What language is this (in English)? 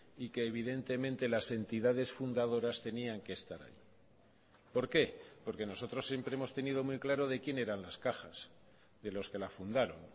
Spanish